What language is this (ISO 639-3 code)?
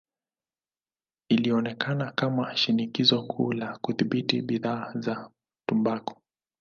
swa